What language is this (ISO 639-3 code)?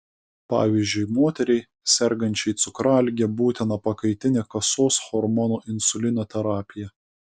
lit